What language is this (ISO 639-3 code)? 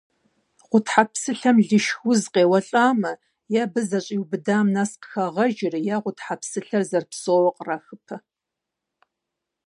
kbd